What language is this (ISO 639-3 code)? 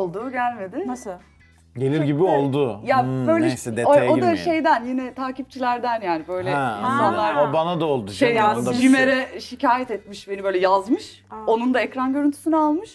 tur